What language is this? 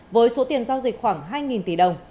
Vietnamese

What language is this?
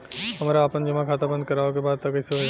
Bhojpuri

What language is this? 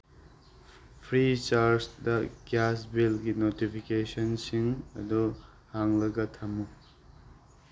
Manipuri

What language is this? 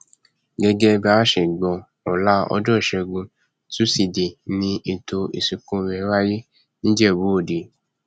Yoruba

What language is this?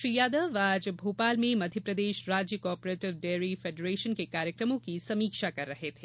Hindi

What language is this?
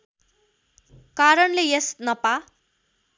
Nepali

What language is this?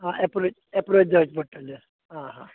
Konkani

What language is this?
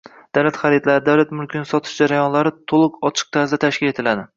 Uzbek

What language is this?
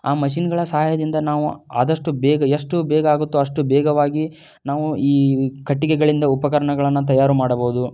Kannada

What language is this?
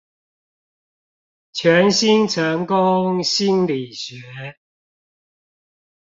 Chinese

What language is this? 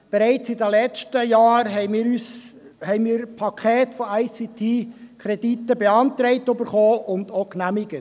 Swiss German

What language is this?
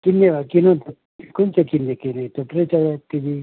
Nepali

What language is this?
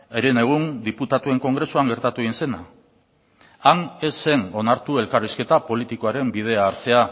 Basque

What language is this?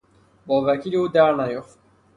Persian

